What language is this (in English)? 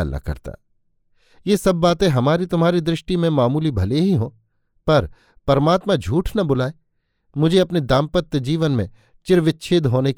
Hindi